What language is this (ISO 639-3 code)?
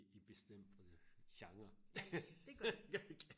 dan